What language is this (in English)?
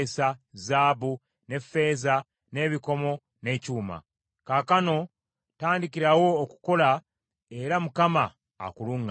Ganda